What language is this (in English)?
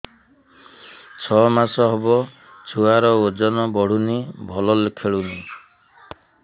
Odia